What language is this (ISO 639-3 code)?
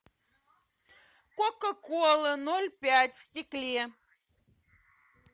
rus